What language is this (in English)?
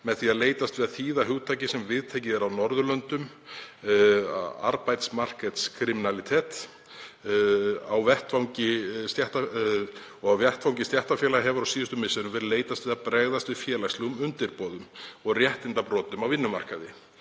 Icelandic